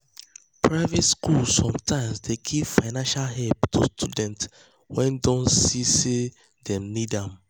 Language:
Nigerian Pidgin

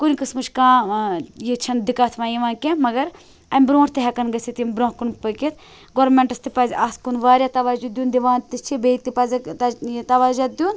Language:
Kashmiri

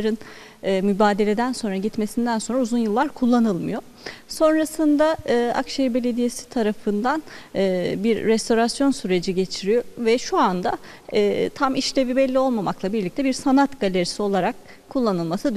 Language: Turkish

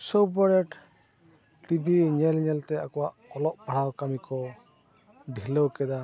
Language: Santali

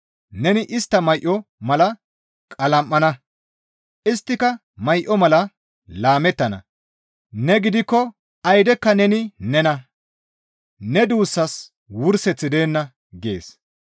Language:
Gamo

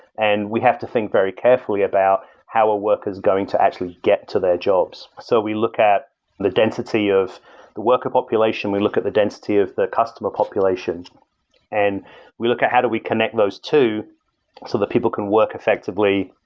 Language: English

